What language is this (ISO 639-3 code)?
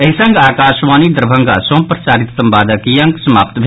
mai